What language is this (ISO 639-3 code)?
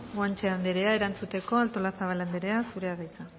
eus